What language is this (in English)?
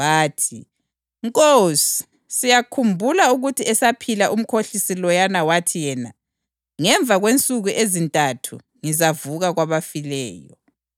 North Ndebele